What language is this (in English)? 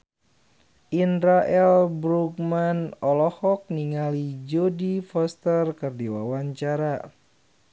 Sundanese